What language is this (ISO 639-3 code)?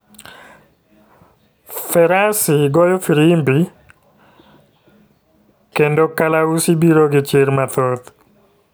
luo